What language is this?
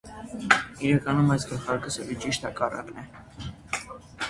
Armenian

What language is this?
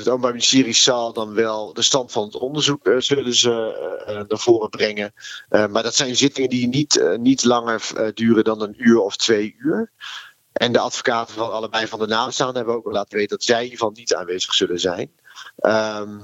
Dutch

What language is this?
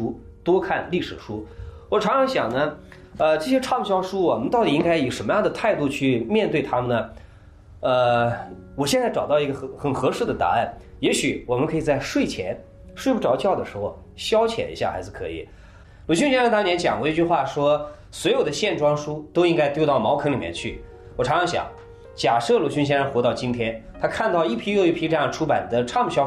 Chinese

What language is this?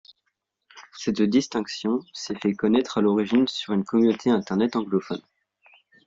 French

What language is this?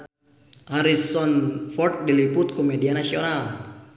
Sundanese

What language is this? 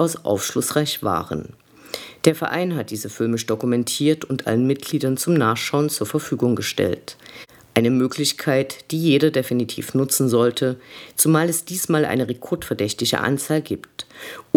German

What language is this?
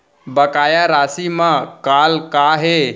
Chhattisgarhi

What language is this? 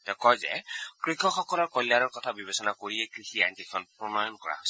Assamese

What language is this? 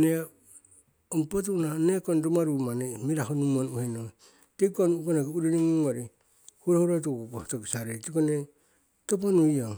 Siwai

